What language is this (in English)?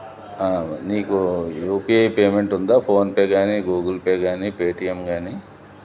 Telugu